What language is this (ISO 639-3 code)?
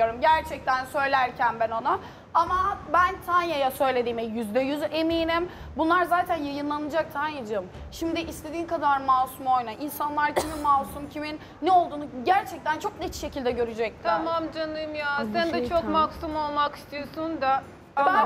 tur